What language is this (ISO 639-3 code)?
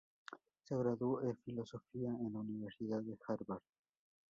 spa